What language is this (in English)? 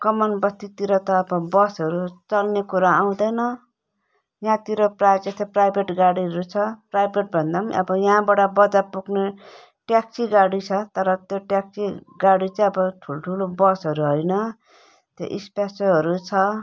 Nepali